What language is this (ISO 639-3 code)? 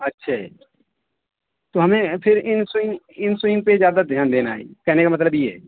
urd